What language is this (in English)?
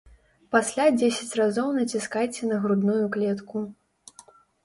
Belarusian